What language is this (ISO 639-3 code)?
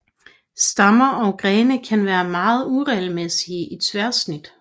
dan